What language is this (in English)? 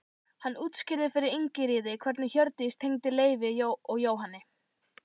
Icelandic